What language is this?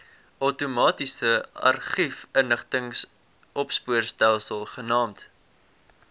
Afrikaans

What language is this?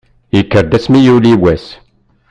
Kabyle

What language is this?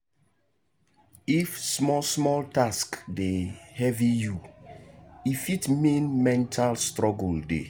Nigerian Pidgin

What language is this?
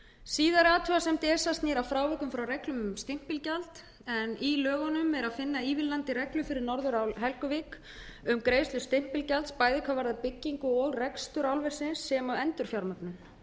Icelandic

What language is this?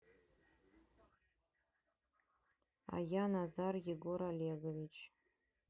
Russian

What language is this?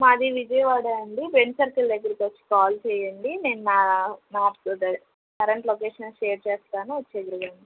Telugu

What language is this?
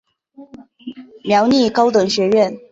Chinese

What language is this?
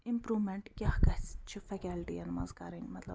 Kashmiri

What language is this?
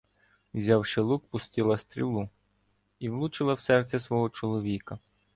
Ukrainian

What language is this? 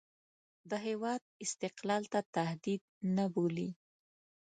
Pashto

